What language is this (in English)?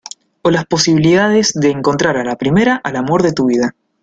Spanish